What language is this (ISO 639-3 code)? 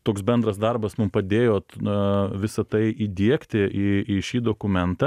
lit